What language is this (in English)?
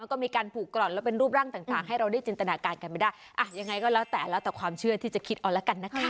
Thai